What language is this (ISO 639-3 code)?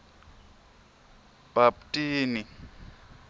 ssw